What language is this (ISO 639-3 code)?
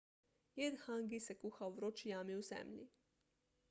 slv